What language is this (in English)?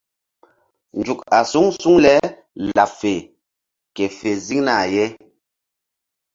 Mbum